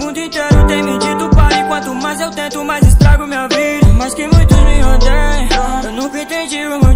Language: Dutch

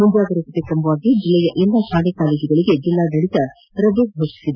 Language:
Kannada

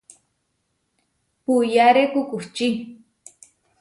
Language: Huarijio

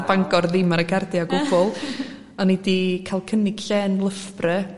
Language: Welsh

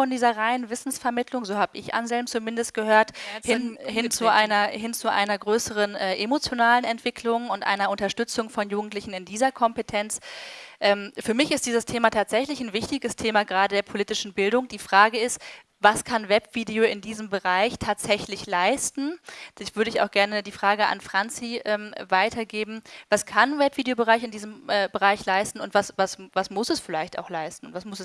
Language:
German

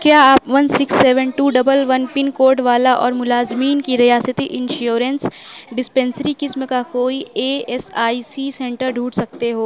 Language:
Urdu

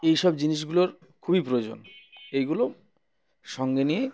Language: Bangla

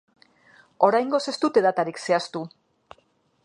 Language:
Basque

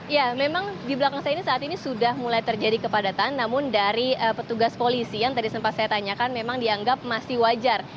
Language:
Indonesian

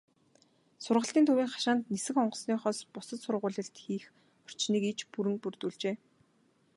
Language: Mongolian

